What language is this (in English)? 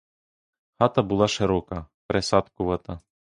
Ukrainian